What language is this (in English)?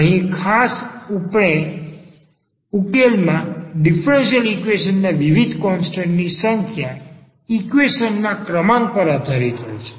Gujarati